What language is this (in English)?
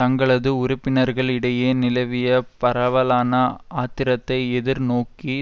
Tamil